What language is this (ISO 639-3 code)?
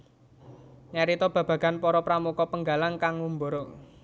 jav